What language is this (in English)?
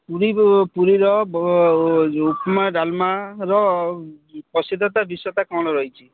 Odia